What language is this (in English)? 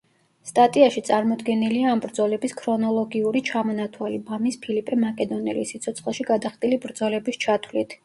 Georgian